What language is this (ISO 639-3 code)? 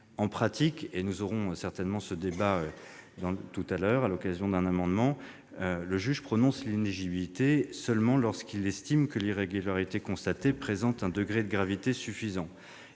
fra